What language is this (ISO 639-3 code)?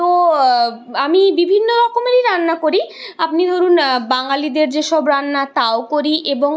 ben